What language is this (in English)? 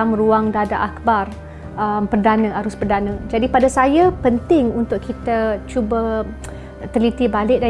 Malay